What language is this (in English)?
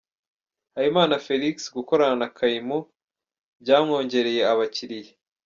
Kinyarwanda